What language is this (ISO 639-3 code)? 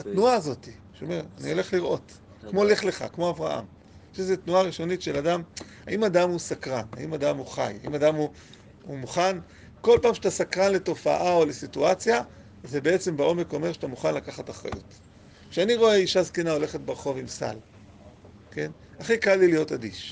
heb